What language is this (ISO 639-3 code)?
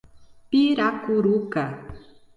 por